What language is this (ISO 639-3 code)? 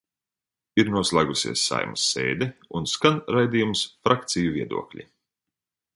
lav